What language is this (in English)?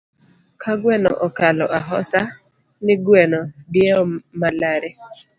Luo (Kenya and Tanzania)